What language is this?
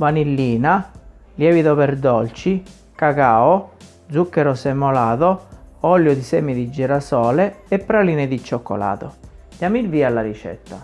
Italian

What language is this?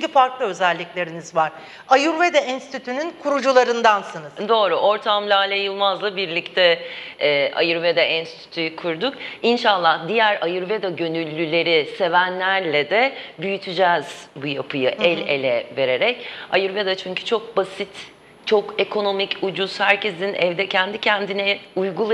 Turkish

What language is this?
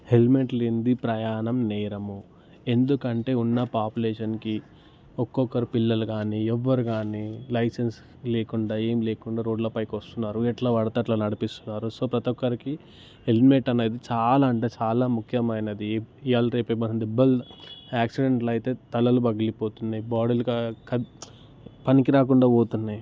Telugu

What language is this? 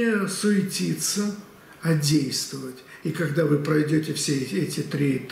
Russian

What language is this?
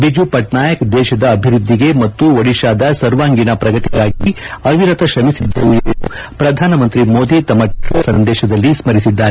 Kannada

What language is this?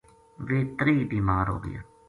Gujari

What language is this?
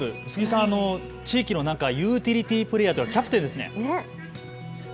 Japanese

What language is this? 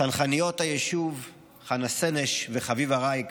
Hebrew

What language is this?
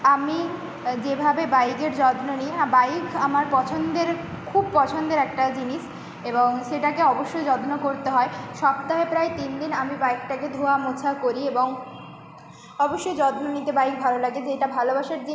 Bangla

